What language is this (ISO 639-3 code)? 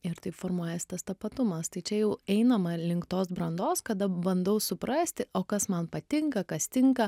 lit